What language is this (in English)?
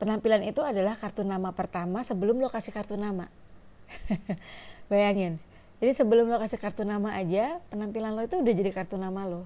Indonesian